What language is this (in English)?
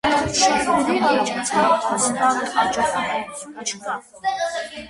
Armenian